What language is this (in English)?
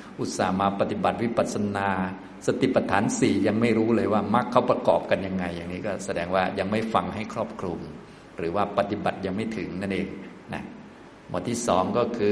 Thai